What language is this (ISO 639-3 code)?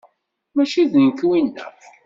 kab